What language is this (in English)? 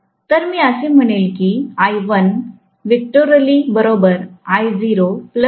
Marathi